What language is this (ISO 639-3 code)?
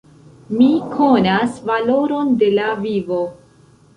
epo